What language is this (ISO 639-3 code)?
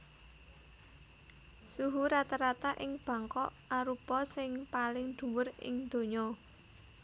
jav